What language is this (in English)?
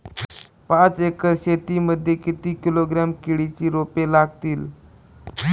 Marathi